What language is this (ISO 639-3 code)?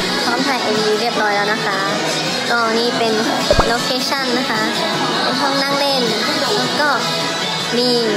tha